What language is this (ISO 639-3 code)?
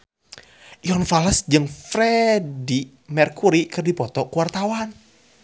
sun